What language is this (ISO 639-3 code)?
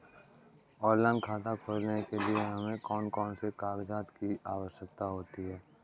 hin